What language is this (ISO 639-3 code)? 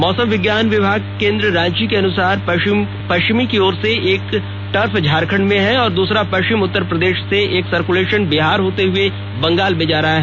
hin